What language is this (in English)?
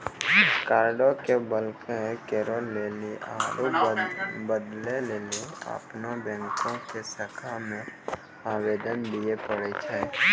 Maithili